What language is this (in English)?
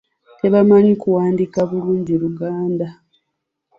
Ganda